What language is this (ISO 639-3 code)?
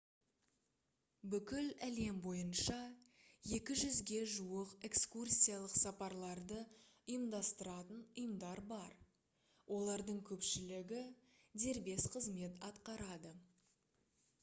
kaz